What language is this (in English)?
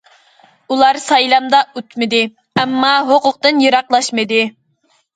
Uyghur